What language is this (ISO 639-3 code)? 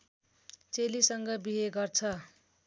nep